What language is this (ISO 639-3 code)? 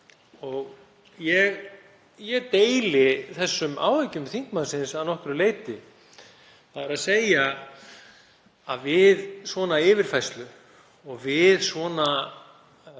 isl